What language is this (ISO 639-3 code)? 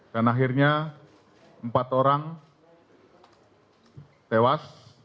ind